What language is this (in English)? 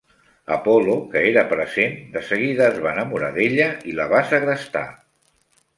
Catalan